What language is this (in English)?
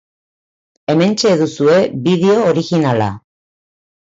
Basque